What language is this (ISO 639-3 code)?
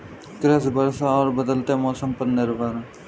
hin